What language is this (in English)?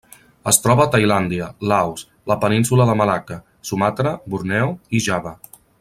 Catalan